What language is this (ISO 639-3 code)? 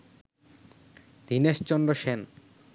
ben